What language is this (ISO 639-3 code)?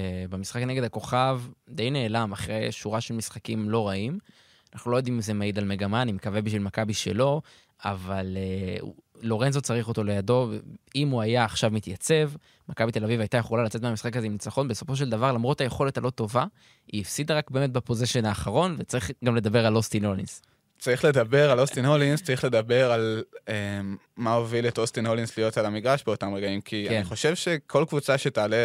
heb